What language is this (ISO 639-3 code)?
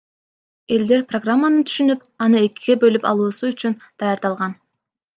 kir